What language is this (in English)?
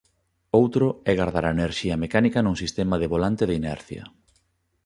Galician